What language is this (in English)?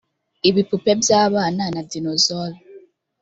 Kinyarwanda